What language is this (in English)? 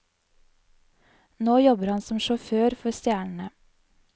Norwegian